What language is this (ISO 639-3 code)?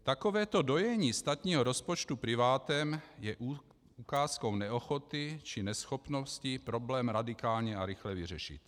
ces